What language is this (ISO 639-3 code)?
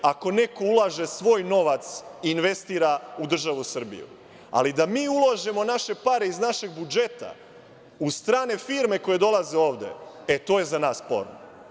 srp